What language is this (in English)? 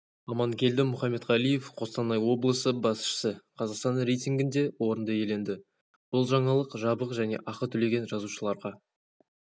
Kazakh